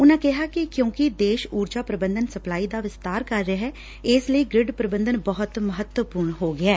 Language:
Punjabi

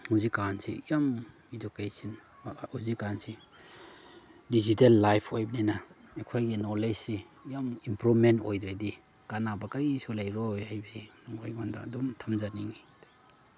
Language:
Manipuri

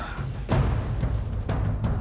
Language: Indonesian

